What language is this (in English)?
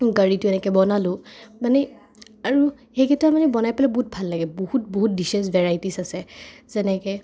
Assamese